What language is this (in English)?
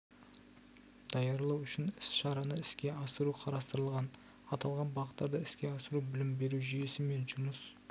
Kazakh